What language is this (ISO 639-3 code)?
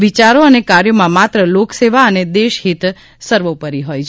guj